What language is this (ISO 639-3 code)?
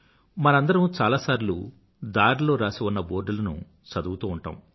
tel